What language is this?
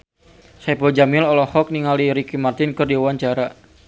Sundanese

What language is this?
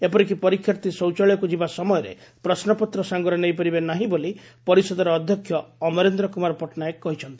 Odia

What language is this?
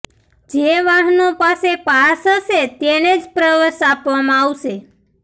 Gujarati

